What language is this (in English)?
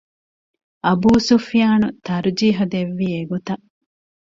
Divehi